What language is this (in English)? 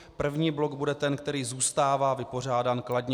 Czech